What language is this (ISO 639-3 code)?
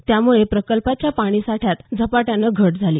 mar